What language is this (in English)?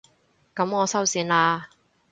Cantonese